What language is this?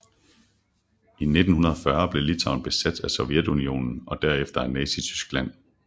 Danish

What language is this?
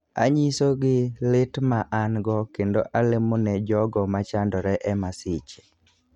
Luo (Kenya and Tanzania)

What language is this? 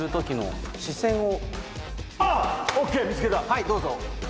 Japanese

